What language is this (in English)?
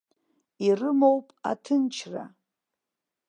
Abkhazian